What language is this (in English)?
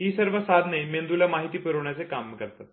Marathi